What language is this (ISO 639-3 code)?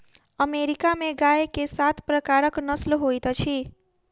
mai